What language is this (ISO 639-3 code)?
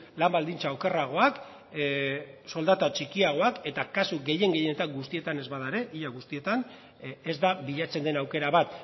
eus